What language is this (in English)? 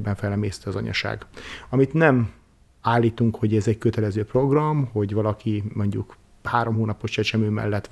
Hungarian